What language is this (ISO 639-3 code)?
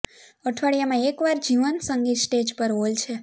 guj